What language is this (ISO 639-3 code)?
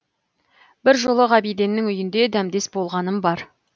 kaz